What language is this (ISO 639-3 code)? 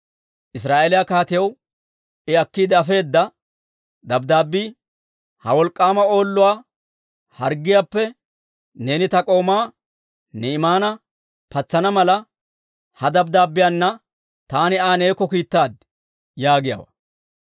dwr